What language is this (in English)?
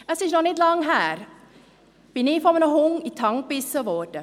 Swiss German